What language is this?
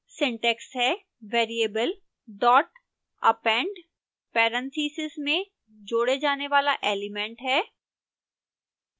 Hindi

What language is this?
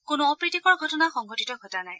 Assamese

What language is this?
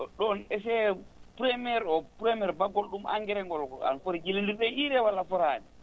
Fula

